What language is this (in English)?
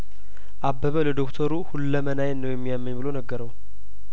Amharic